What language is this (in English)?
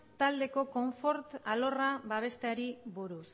Basque